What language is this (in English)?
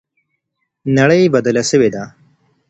Pashto